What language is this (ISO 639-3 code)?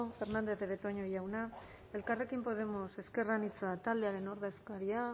eus